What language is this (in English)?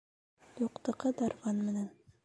Bashkir